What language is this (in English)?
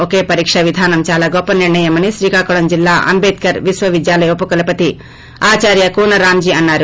Telugu